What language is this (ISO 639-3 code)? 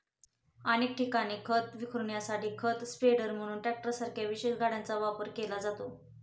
mar